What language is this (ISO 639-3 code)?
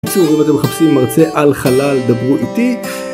heb